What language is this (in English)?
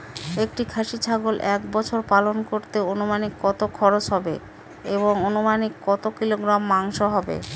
Bangla